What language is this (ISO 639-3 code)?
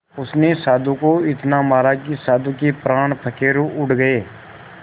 hin